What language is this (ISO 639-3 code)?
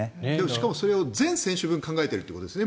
jpn